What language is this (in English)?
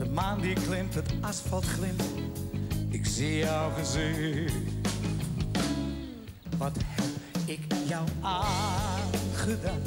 Dutch